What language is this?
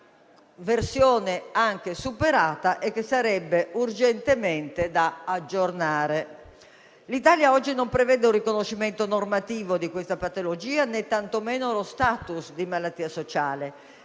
Italian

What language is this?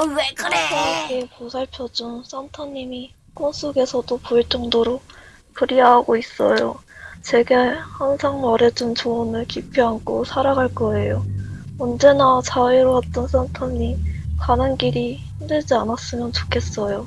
Korean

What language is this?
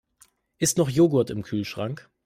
German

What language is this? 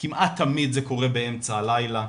Hebrew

